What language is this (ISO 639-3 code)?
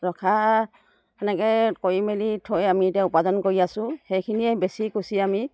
asm